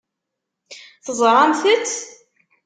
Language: Kabyle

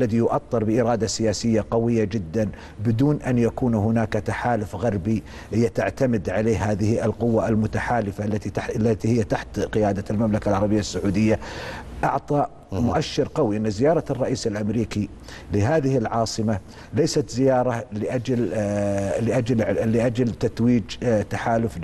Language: Arabic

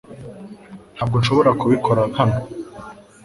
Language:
Kinyarwanda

